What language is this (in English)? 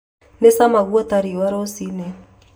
Kikuyu